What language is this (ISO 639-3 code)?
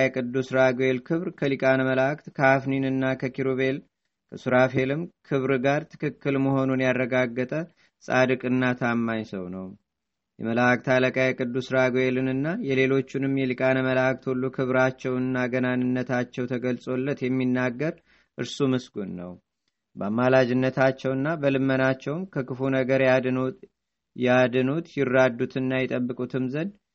amh